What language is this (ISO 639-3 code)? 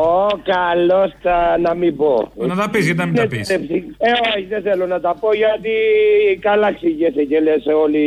ell